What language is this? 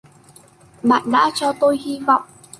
Vietnamese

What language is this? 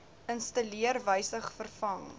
Afrikaans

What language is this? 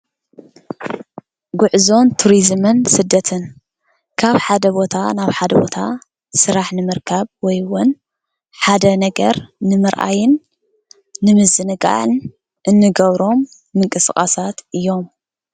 Tigrinya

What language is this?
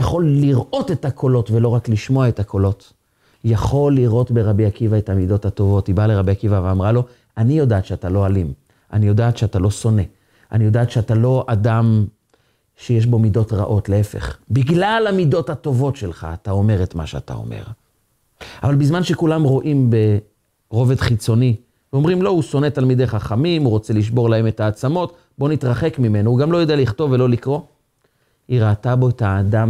Hebrew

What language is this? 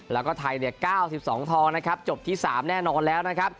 Thai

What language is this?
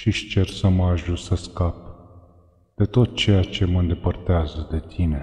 Romanian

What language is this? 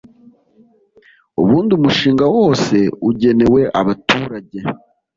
Kinyarwanda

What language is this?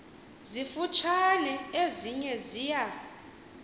Xhosa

